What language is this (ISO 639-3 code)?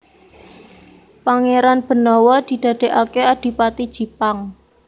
jav